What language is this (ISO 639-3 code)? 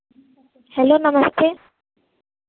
hin